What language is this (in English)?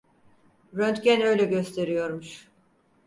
Turkish